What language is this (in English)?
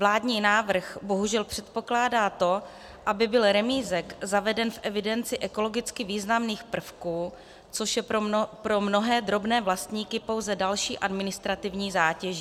Czech